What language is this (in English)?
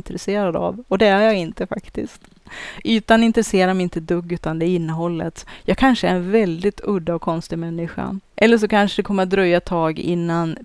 Swedish